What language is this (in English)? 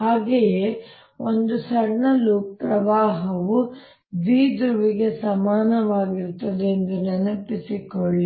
Kannada